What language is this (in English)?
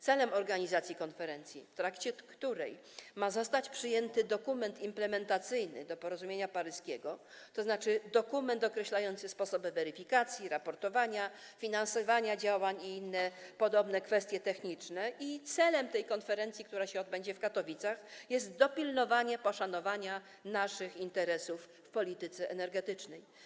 Polish